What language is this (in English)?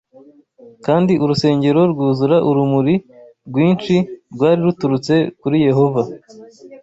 Kinyarwanda